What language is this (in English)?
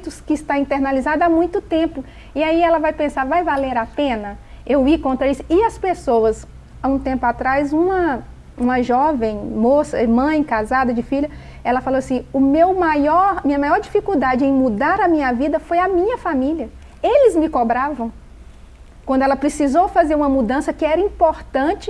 Portuguese